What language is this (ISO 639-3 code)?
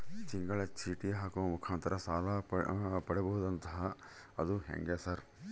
kan